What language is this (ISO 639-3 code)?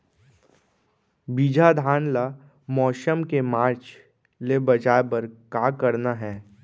hne